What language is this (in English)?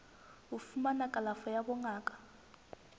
Southern Sotho